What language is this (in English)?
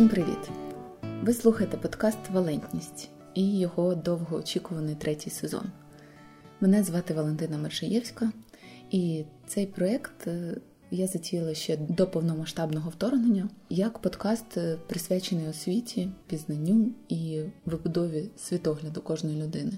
Ukrainian